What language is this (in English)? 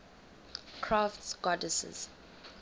English